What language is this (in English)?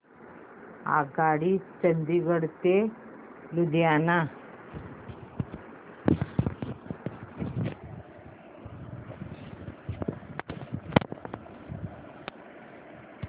Marathi